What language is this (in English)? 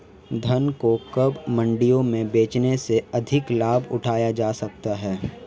Hindi